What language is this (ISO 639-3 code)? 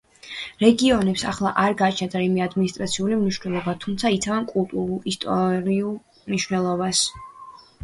kat